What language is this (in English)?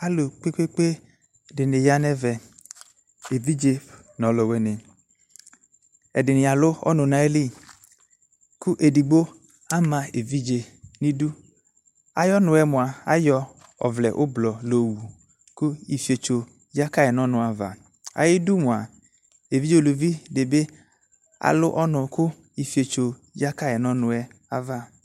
Ikposo